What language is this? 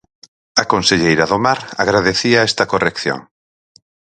Galician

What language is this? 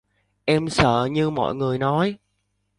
Vietnamese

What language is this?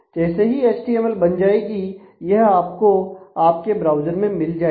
Hindi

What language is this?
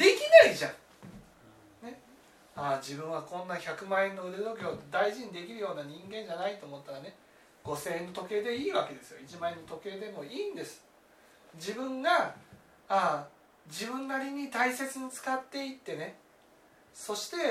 Japanese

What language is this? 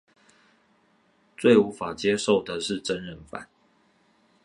Chinese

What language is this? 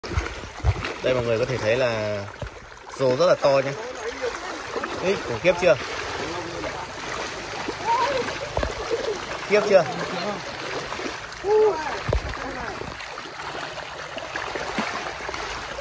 Vietnamese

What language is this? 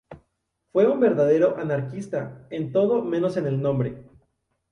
Spanish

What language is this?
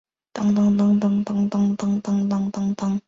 Chinese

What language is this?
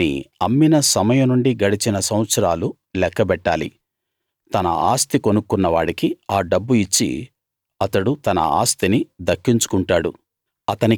Telugu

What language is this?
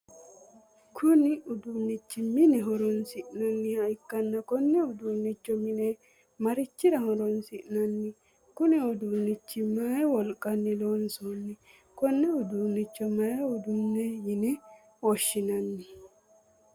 Sidamo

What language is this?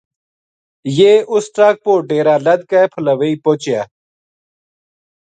Gujari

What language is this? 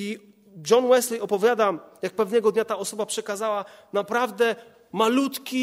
Polish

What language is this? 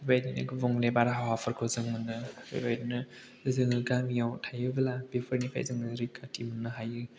Bodo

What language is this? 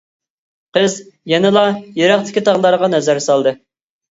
Uyghur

